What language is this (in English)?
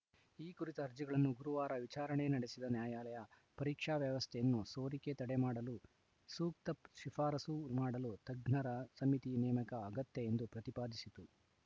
Kannada